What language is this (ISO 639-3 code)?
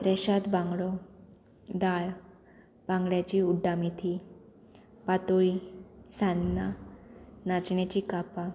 kok